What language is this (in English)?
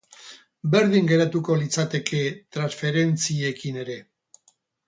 Basque